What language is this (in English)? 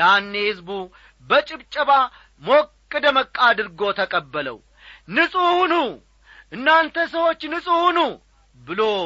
Amharic